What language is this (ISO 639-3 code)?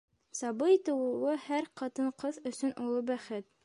bak